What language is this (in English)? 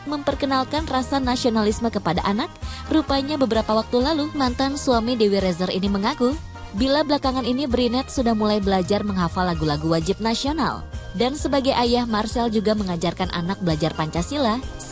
Indonesian